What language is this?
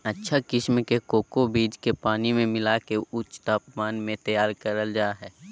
Magahi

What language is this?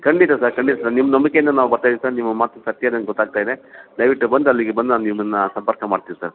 Kannada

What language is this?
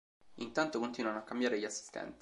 Italian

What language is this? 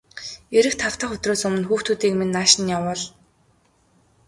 Mongolian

